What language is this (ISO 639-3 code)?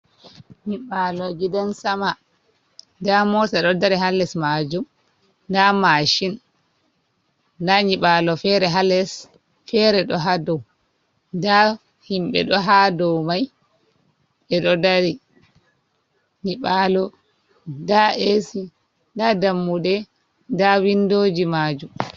ful